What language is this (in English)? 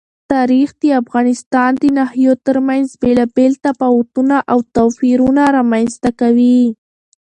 Pashto